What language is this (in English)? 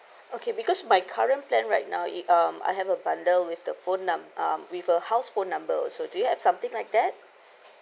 English